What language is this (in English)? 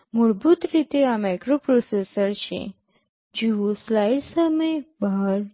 Gujarati